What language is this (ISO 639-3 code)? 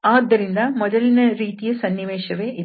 kan